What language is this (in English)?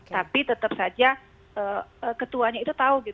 Indonesian